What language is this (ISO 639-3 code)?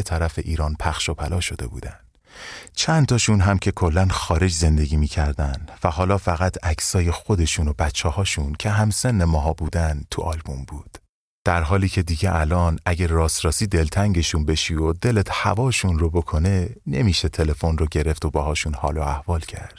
fas